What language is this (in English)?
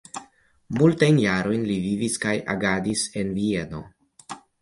Esperanto